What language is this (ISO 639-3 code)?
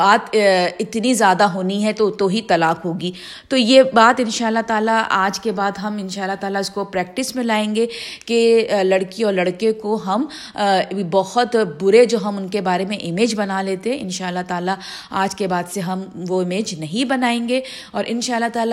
urd